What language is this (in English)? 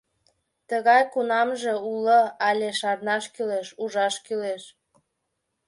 Mari